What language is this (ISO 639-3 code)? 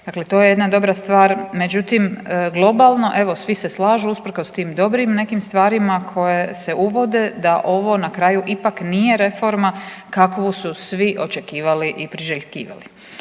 hrv